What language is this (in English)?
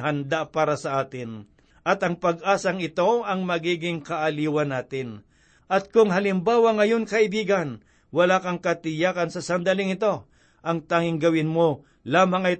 Filipino